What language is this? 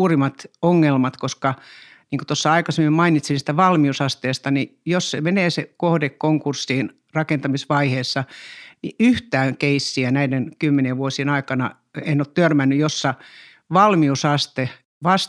Finnish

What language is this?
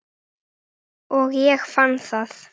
Icelandic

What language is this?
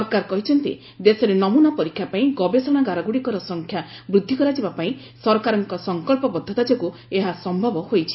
Odia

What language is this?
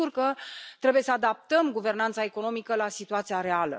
Romanian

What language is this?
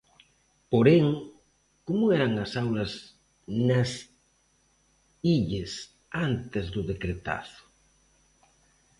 Galician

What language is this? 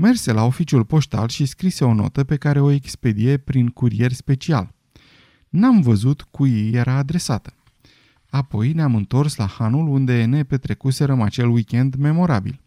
Romanian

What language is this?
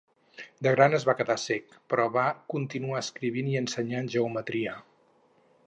Catalan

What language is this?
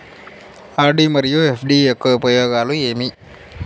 Telugu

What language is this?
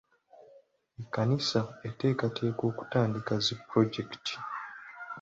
Ganda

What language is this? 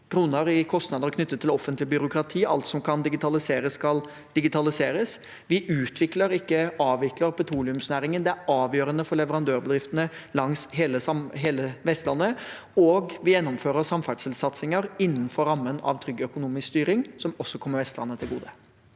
Norwegian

